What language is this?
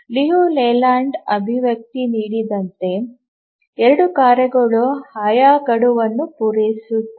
Kannada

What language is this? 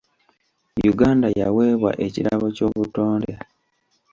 Ganda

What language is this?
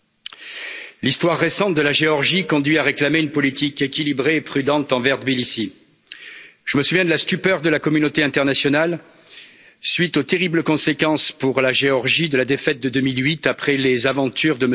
French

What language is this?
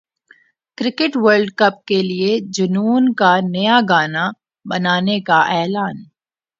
Urdu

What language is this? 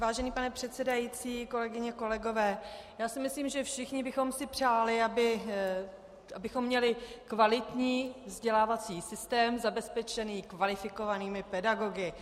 Czech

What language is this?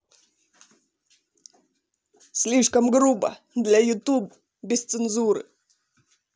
Russian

